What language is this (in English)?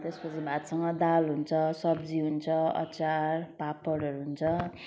Nepali